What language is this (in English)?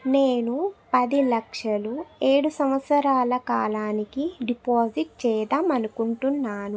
Telugu